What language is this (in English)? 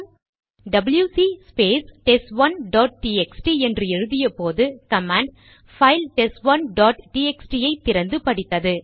Tamil